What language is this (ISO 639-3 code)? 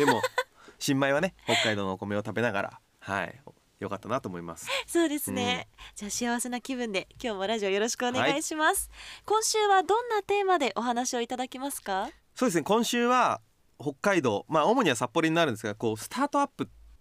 jpn